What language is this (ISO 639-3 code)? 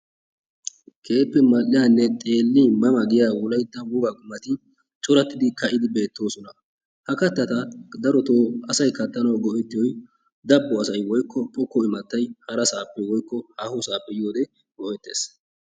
wal